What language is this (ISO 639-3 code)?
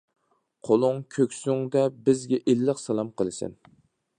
uig